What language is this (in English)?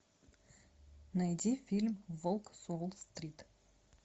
Russian